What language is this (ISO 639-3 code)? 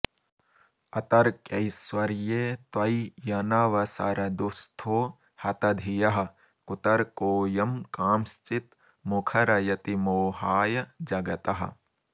san